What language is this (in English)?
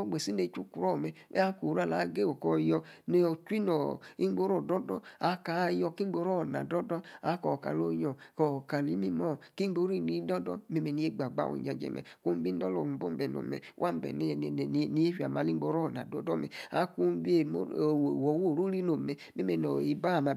Yace